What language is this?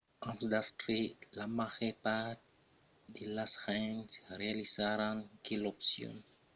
Occitan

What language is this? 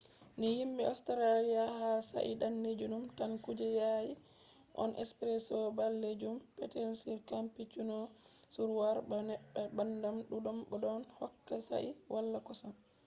Fula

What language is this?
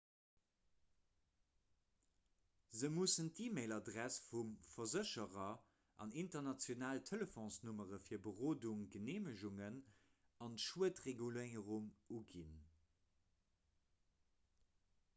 Luxembourgish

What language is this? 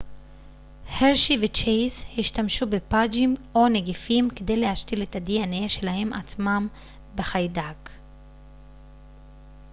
Hebrew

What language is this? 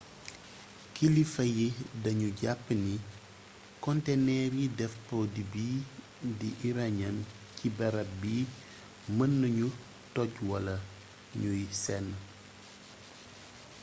Wolof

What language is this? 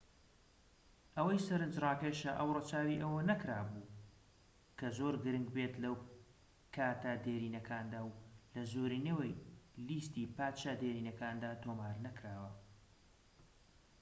Central Kurdish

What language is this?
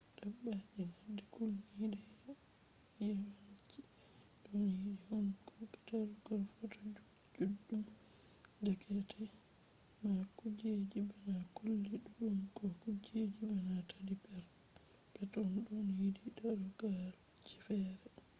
Fula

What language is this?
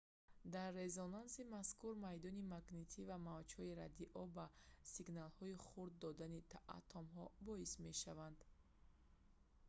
Tajik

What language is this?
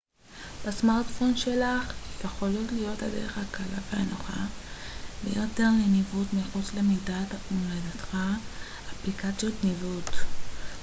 Hebrew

